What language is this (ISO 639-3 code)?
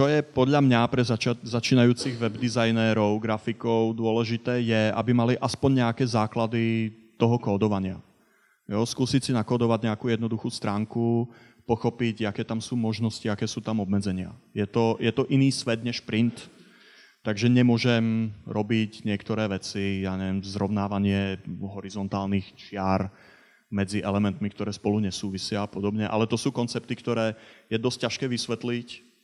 slk